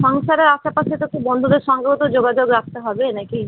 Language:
Bangla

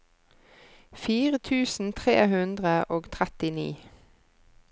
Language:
Norwegian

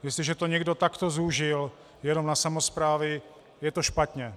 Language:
Czech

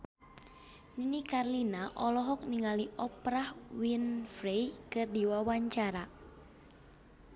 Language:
Sundanese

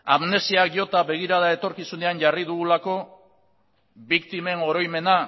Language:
Basque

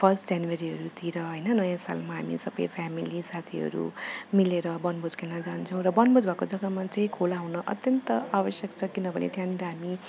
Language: Nepali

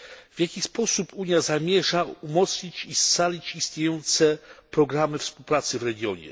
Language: Polish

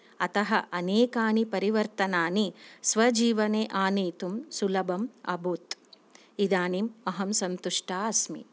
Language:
Sanskrit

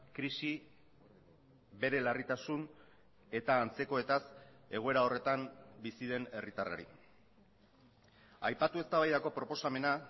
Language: Basque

